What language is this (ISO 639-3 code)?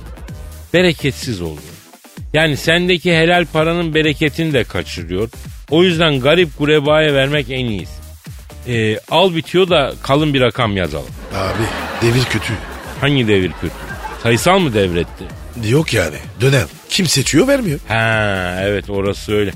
tur